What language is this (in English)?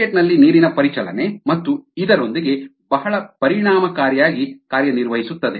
Kannada